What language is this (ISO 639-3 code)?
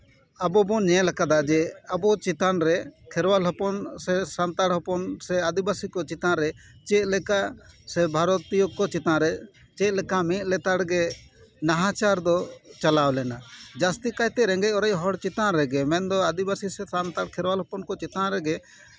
sat